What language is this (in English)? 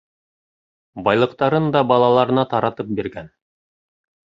Bashkir